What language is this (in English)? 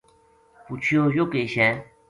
Gujari